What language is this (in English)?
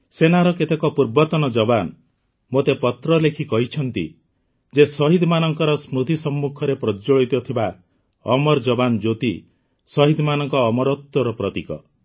Odia